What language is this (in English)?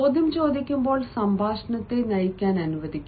Malayalam